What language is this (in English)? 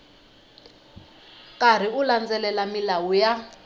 Tsonga